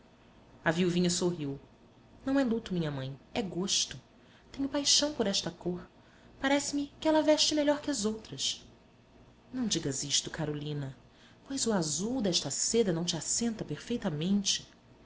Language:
Portuguese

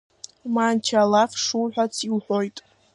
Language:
Abkhazian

